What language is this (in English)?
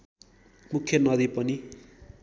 Nepali